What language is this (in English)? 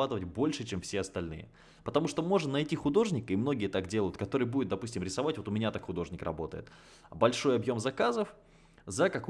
Russian